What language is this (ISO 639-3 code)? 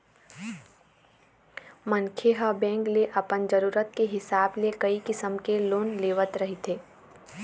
hne